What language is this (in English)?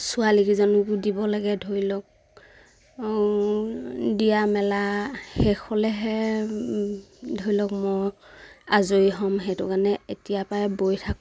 Assamese